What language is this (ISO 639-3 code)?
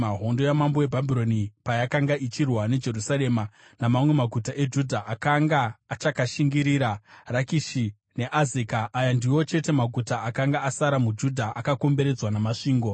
sna